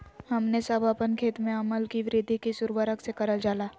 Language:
Magahi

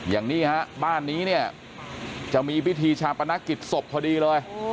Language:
Thai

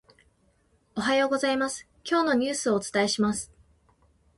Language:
Japanese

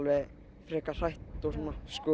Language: Icelandic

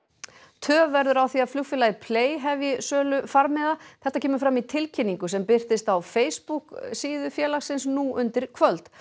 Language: Icelandic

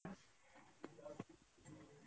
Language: Odia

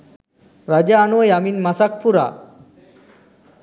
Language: Sinhala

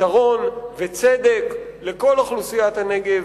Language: Hebrew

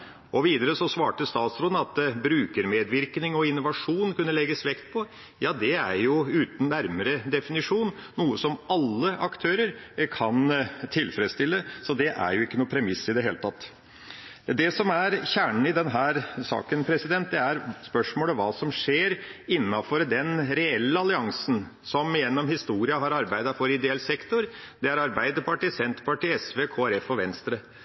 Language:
Norwegian Bokmål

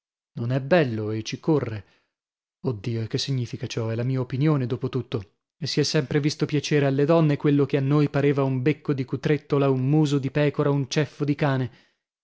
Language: Italian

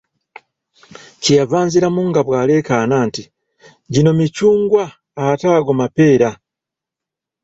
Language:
Ganda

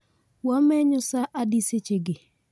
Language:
Luo (Kenya and Tanzania)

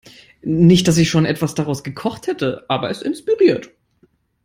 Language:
German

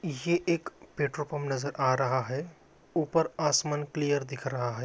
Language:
Magahi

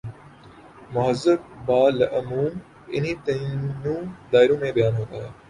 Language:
Urdu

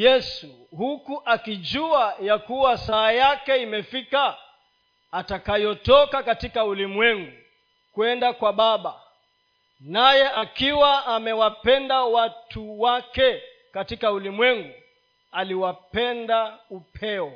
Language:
Swahili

